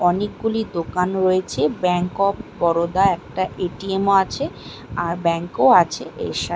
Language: Bangla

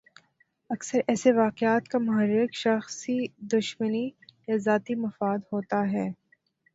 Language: Urdu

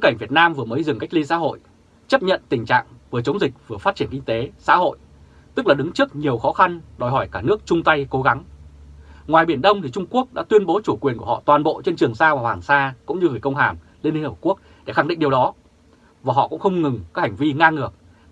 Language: Vietnamese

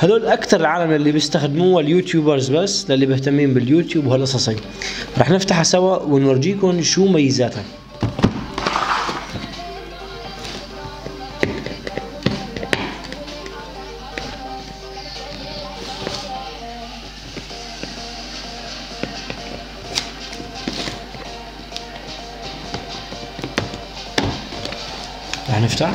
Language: Arabic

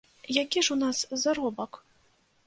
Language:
Belarusian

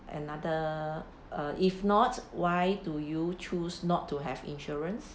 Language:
English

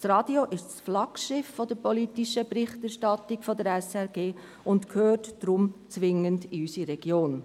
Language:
Swiss German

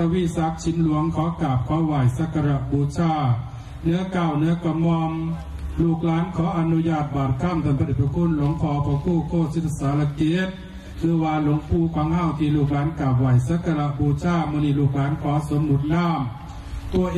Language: Thai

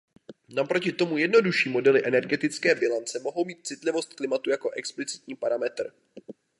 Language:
Czech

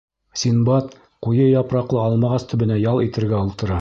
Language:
Bashkir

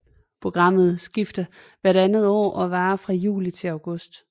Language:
Danish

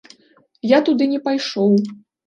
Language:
Belarusian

